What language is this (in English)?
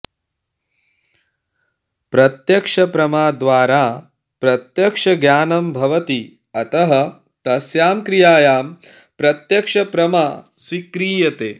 Sanskrit